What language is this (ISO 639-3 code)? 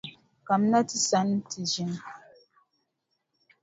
dag